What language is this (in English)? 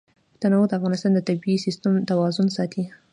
Pashto